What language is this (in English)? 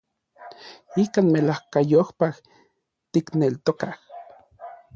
Orizaba Nahuatl